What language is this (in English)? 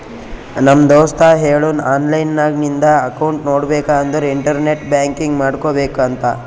Kannada